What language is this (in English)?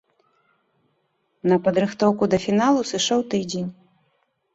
Belarusian